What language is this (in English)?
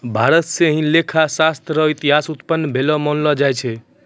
Maithili